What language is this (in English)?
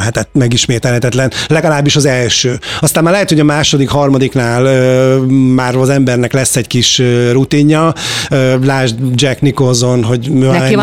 Hungarian